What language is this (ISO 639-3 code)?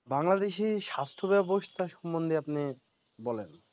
ben